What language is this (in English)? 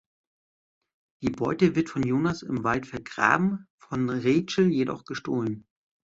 German